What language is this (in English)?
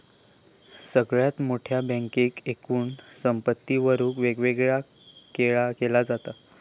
Marathi